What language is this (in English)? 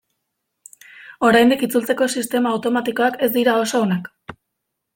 Basque